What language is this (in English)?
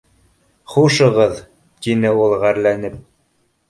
Bashkir